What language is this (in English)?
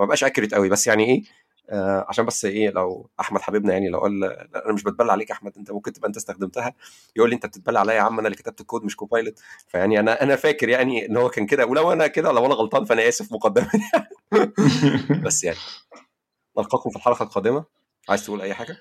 Arabic